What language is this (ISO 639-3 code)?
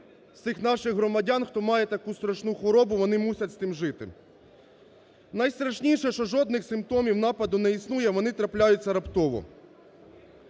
ukr